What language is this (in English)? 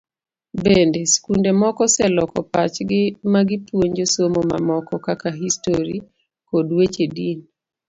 Luo (Kenya and Tanzania)